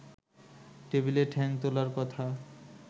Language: Bangla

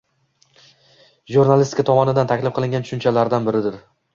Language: Uzbek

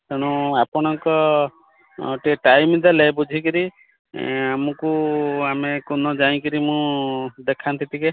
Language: Odia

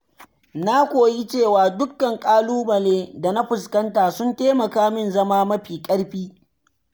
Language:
Hausa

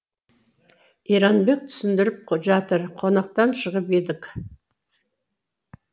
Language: Kazakh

